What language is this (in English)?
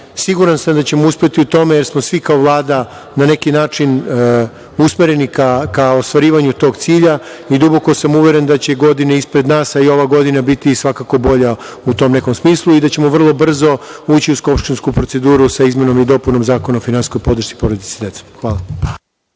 Serbian